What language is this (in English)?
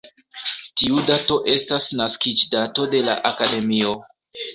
Esperanto